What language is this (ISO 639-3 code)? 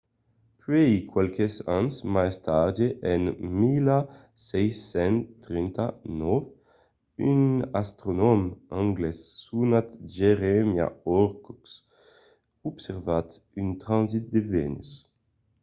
oci